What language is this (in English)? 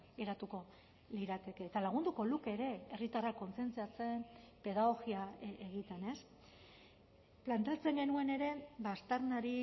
Basque